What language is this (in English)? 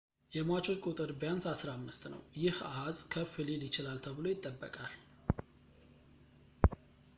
Amharic